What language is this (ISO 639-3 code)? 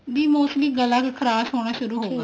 pan